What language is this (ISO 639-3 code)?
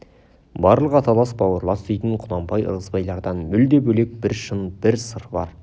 kaz